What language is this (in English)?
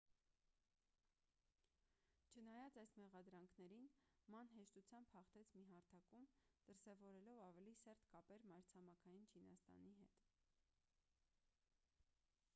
Armenian